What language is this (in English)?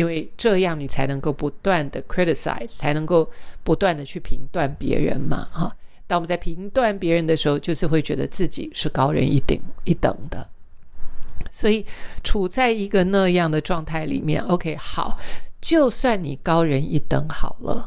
Chinese